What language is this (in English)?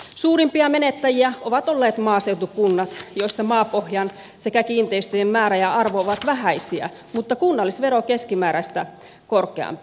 Finnish